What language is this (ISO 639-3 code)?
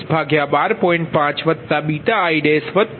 guj